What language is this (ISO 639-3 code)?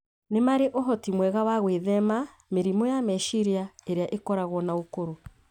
kik